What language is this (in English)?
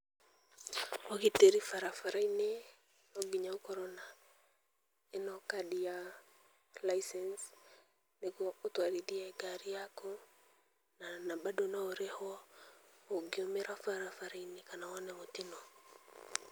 Kikuyu